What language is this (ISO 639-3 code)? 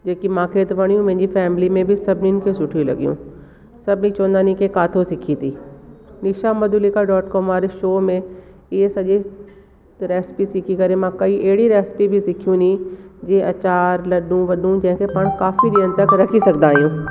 snd